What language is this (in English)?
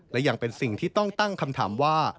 Thai